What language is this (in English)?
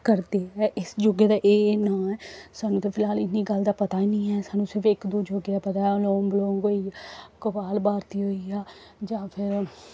Dogri